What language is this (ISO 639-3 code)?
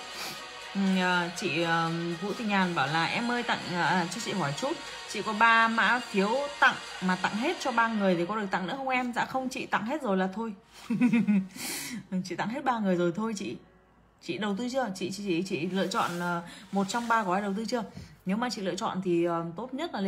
vie